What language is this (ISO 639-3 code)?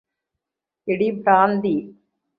mal